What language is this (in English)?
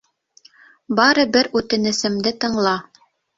Bashkir